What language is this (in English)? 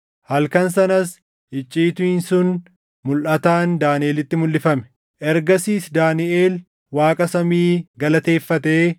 Oromo